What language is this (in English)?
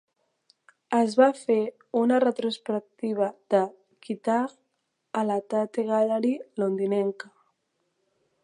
Catalan